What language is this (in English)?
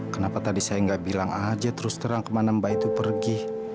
Indonesian